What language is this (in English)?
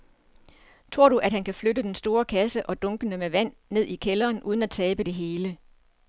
Danish